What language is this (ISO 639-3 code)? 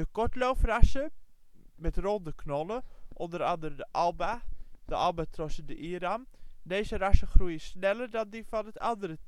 nld